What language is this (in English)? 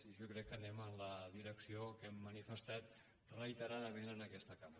Catalan